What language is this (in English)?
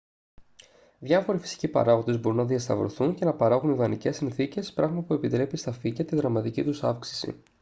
Greek